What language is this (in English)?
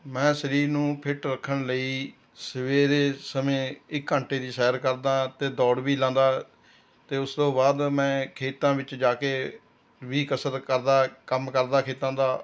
Punjabi